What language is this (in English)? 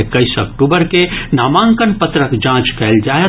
Maithili